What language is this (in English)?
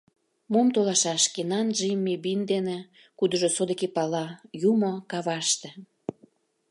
Mari